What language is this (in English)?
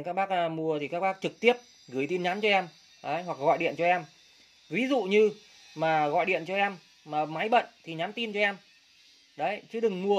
Vietnamese